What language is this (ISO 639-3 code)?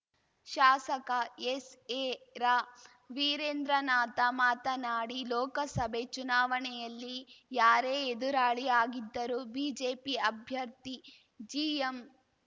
kan